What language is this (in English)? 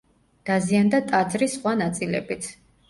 Georgian